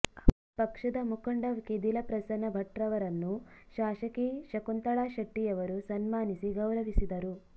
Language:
Kannada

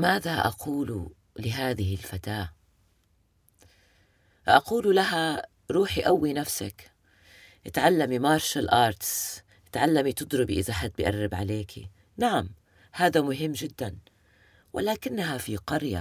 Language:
Arabic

